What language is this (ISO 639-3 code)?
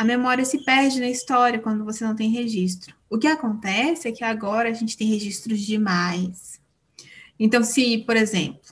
por